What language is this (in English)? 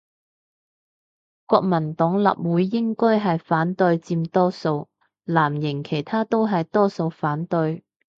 Cantonese